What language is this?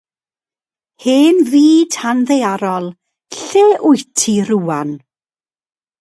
Welsh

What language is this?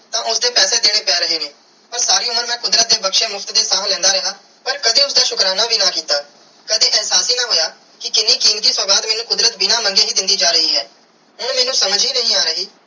Punjabi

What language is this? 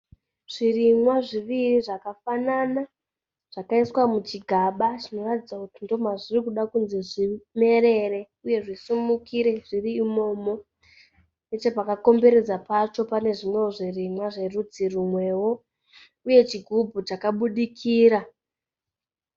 Shona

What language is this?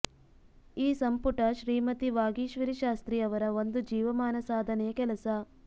Kannada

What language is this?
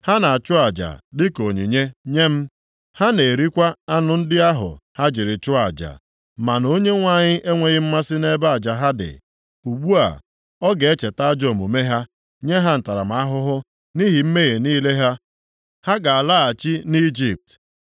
Igbo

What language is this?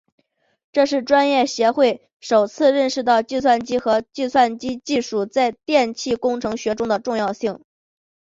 Chinese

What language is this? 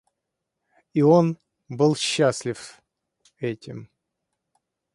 Russian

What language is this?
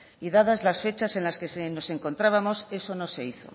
Spanish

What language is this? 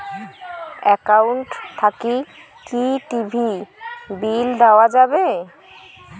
Bangla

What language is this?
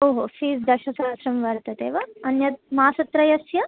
Sanskrit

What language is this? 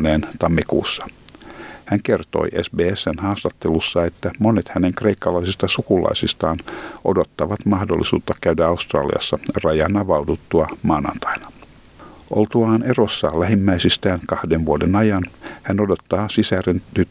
Finnish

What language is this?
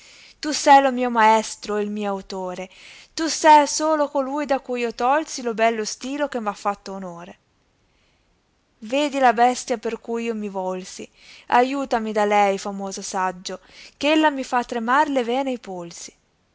Italian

